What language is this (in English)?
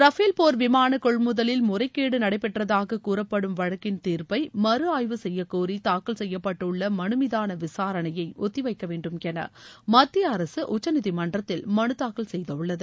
Tamil